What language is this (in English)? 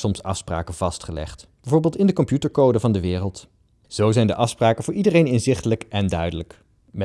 Dutch